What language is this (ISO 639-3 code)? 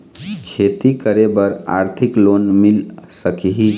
hne